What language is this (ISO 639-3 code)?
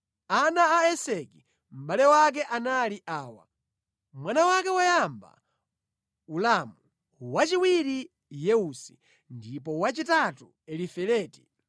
nya